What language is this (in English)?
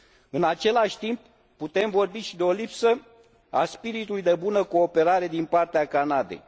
Romanian